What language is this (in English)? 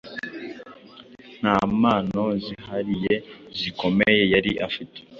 Kinyarwanda